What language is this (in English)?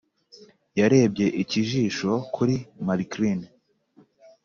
Kinyarwanda